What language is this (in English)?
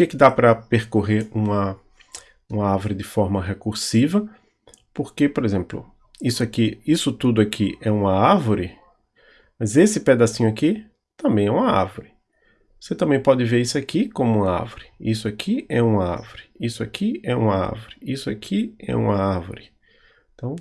Portuguese